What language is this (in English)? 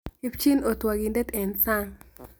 Kalenjin